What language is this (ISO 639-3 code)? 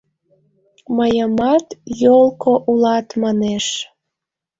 chm